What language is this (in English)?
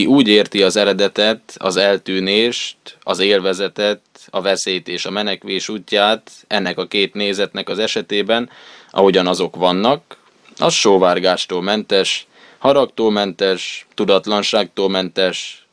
Hungarian